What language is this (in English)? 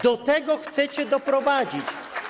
Polish